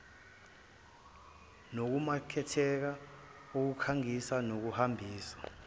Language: Zulu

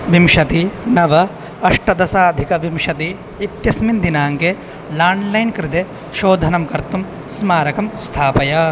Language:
Sanskrit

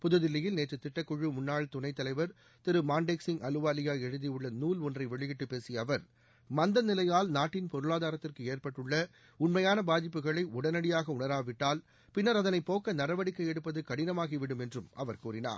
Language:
Tamil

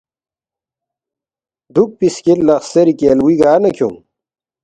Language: Balti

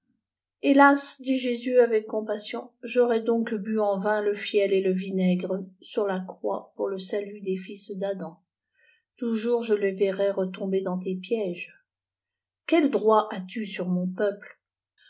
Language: French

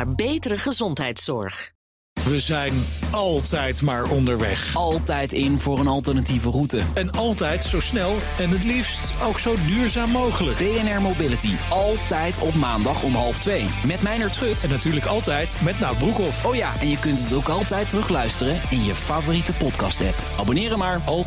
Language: Dutch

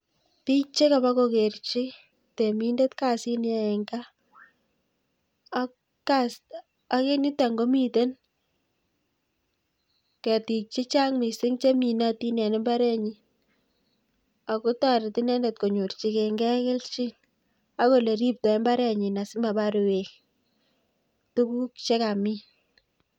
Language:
Kalenjin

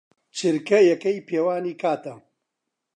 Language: Central Kurdish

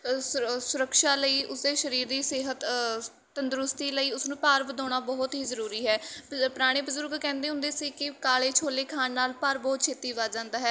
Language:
Punjabi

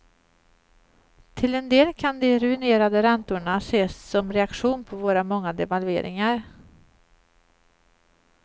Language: Swedish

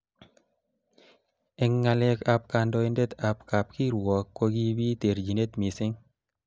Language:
Kalenjin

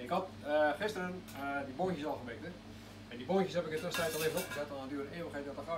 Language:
Dutch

